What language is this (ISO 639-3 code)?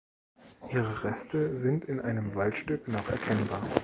deu